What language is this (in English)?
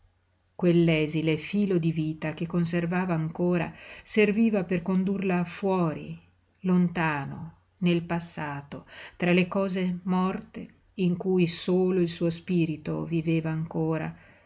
Italian